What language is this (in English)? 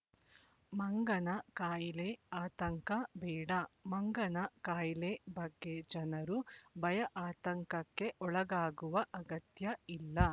Kannada